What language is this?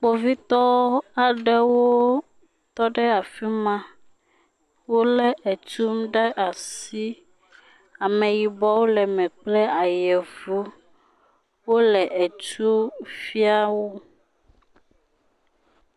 Ewe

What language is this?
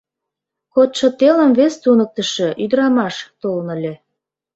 Mari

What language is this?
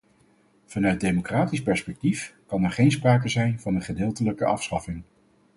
Dutch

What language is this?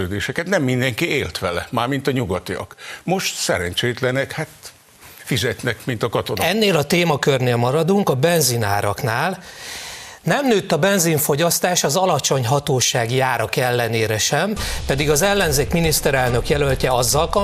Hungarian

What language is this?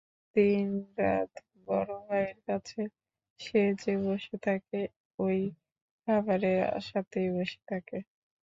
Bangla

